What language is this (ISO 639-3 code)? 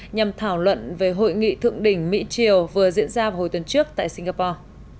vie